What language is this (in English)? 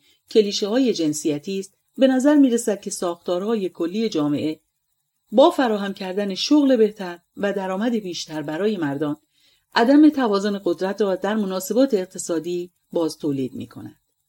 Persian